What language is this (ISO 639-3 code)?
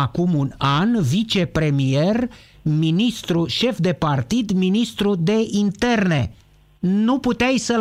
ron